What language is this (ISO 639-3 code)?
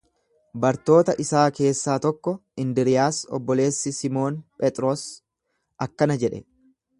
orm